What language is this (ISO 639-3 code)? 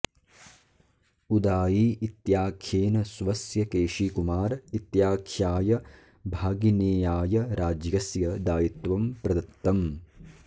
san